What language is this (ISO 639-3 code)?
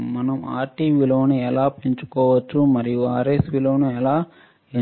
tel